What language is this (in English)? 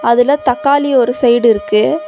Tamil